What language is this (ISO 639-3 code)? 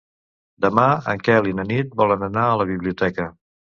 cat